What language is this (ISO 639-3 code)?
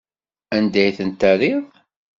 kab